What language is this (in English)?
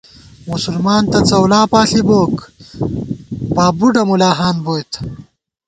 Gawar-Bati